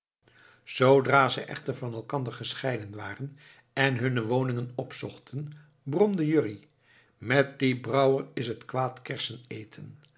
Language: Dutch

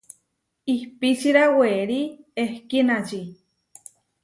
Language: Huarijio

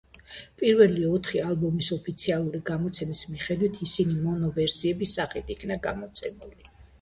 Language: Georgian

